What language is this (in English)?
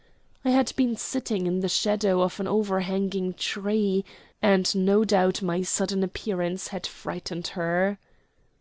English